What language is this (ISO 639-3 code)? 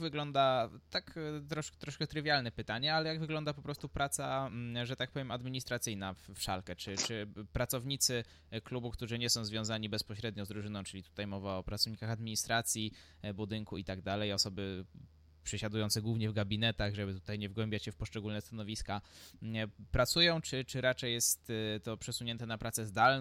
pol